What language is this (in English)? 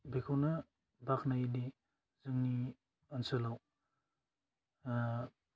Bodo